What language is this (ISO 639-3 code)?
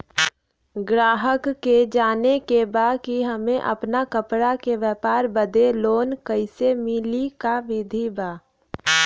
bho